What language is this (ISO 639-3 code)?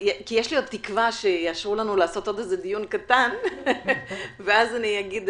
heb